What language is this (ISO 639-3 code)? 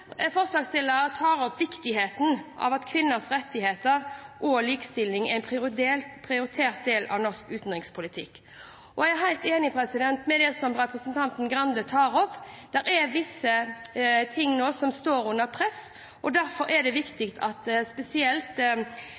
nob